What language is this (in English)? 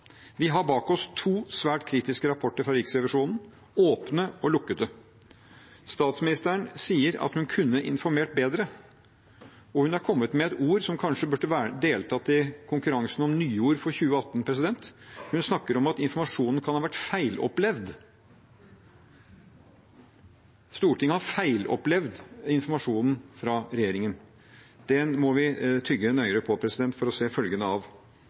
Norwegian Bokmål